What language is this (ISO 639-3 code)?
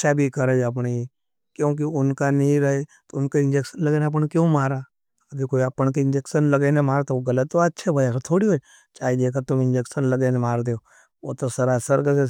noe